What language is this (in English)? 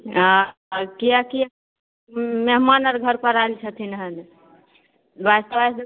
Maithili